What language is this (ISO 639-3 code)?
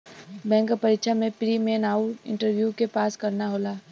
bho